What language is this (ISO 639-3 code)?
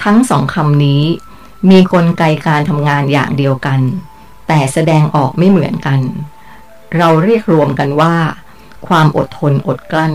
tha